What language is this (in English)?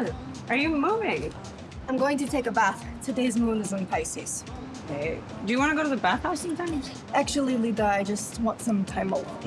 English